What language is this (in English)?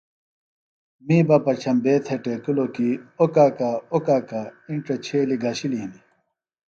Phalura